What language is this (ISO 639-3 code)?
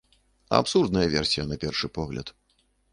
bel